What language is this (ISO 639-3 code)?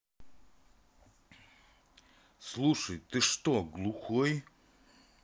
rus